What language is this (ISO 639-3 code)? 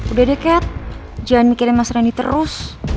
ind